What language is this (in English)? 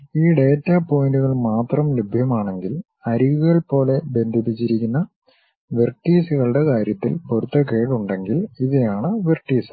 Malayalam